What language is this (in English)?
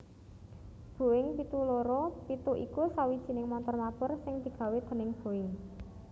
Javanese